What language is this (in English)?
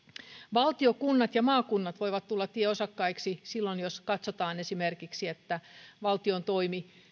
Finnish